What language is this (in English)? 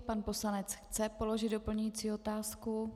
Czech